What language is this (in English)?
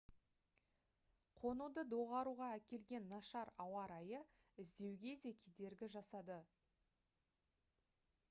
Kazakh